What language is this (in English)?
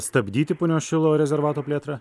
Lithuanian